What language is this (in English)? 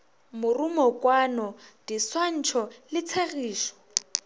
Northern Sotho